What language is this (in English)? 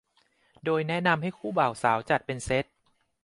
Thai